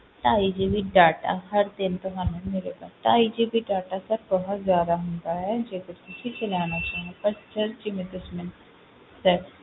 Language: Punjabi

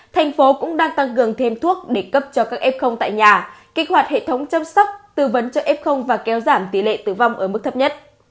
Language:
Vietnamese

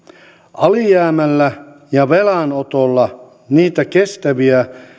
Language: Finnish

